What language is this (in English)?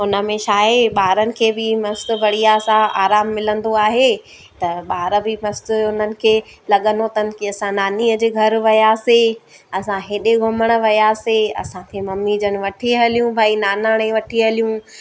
Sindhi